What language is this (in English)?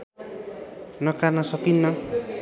Nepali